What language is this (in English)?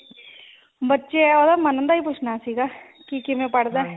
Punjabi